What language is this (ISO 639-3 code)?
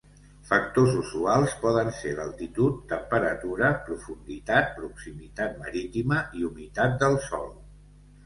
cat